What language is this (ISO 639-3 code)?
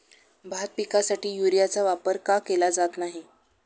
mar